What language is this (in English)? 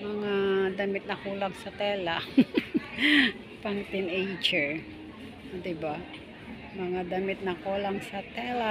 Filipino